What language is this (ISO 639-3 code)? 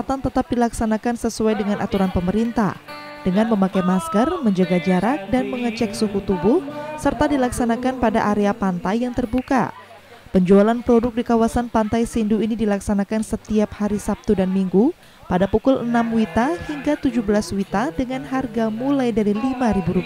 ind